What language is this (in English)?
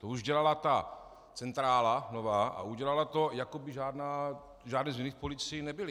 Czech